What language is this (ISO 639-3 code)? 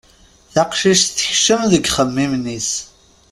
kab